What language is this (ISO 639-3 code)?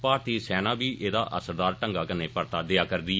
doi